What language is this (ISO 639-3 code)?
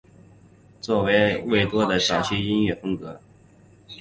zho